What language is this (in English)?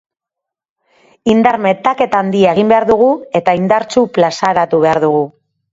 Basque